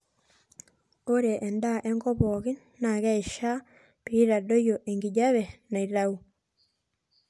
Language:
Masai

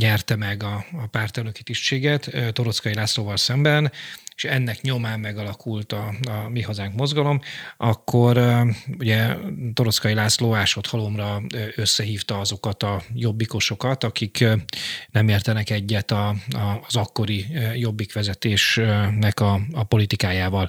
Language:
Hungarian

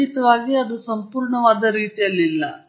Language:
Kannada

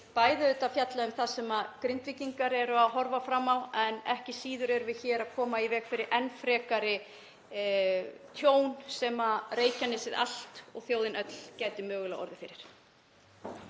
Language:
Icelandic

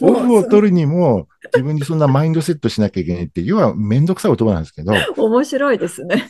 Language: Japanese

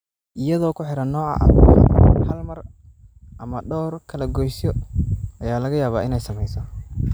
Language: Somali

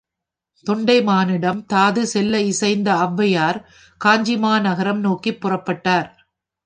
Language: Tamil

